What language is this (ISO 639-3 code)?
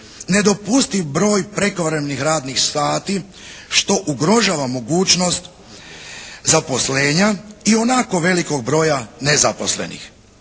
hrv